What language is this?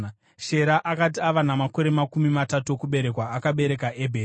Shona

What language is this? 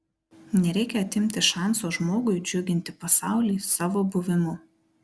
Lithuanian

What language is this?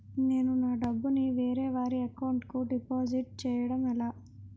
Telugu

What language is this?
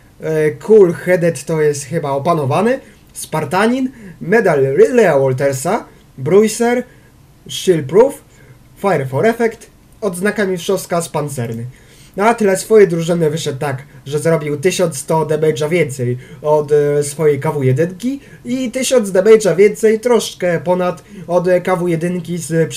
Polish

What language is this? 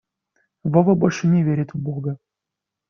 Russian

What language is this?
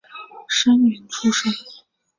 Chinese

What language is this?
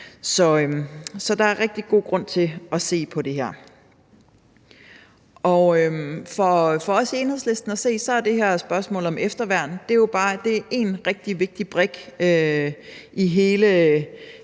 Danish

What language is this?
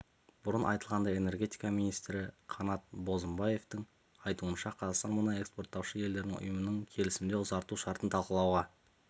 Kazakh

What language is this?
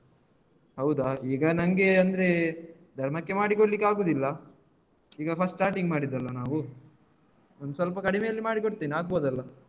Kannada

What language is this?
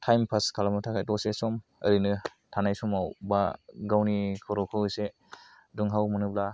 Bodo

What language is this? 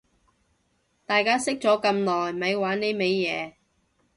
Cantonese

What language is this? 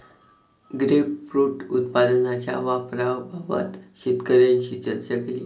Marathi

